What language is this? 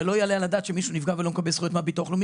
Hebrew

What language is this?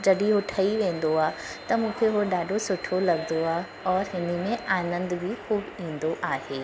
Sindhi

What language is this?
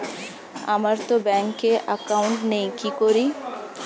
Bangla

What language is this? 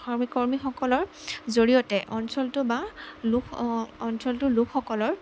Assamese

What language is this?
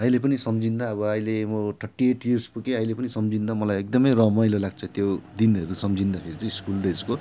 Nepali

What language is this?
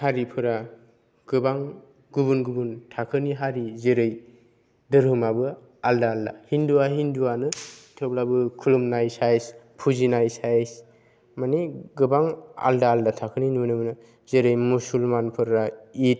Bodo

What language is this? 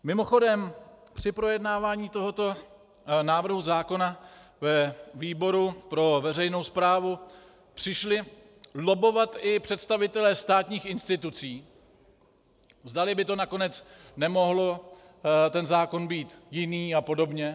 Czech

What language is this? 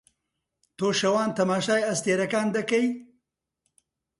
Central Kurdish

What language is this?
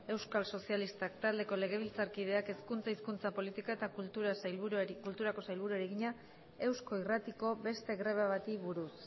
Basque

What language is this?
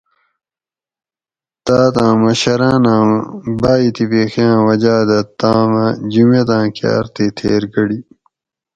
Gawri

